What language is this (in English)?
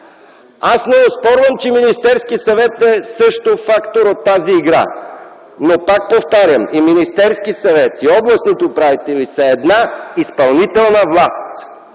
Bulgarian